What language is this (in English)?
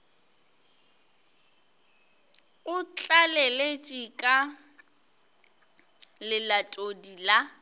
Northern Sotho